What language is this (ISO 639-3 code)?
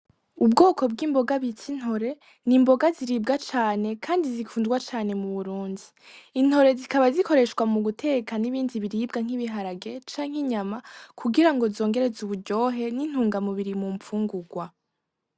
run